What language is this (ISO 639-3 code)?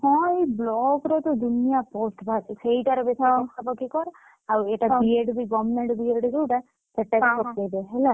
ori